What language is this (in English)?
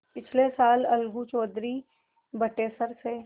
Hindi